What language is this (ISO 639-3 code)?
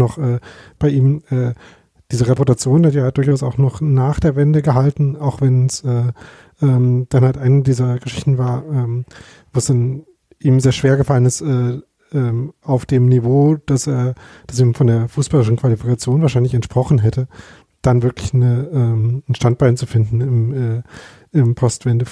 deu